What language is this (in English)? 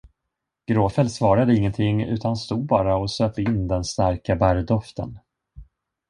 Swedish